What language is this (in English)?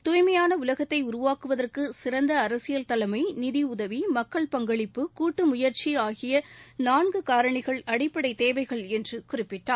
Tamil